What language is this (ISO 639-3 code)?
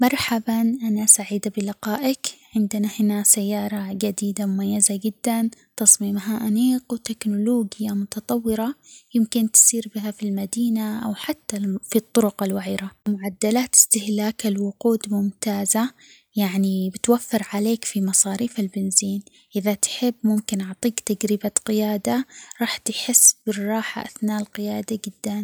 acx